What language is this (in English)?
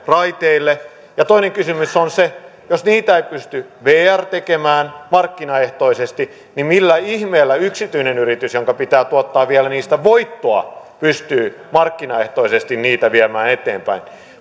Finnish